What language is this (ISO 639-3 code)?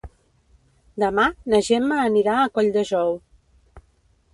cat